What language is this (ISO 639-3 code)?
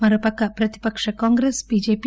tel